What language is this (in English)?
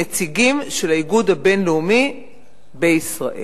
Hebrew